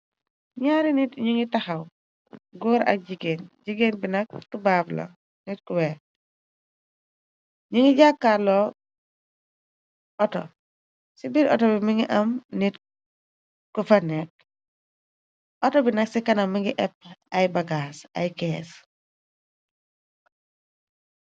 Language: Wolof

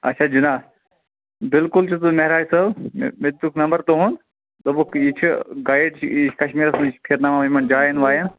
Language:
Kashmiri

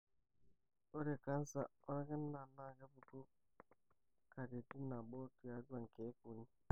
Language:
Masai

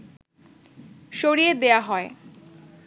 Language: Bangla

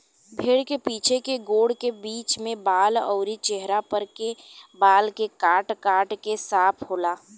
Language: Bhojpuri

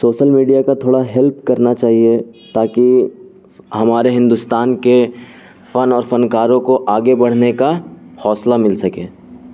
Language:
Urdu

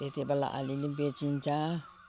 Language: Nepali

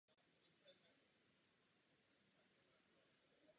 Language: Czech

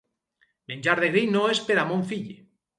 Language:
Catalan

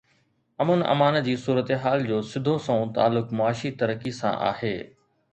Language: Sindhi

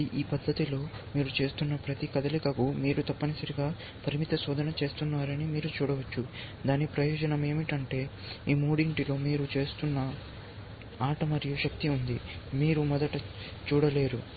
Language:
Telugu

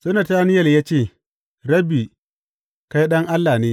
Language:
Hausa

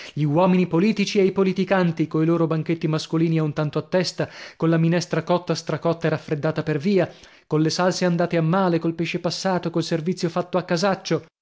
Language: Italian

